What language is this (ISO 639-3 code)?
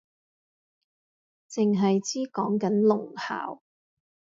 yue